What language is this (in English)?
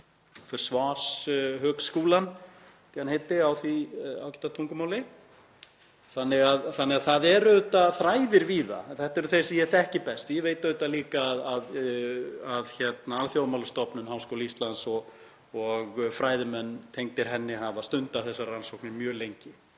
Icelandic